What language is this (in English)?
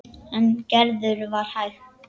Icelandic